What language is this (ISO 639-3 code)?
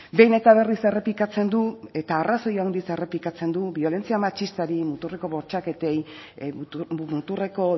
eus